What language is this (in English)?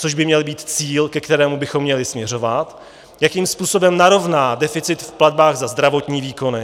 Czech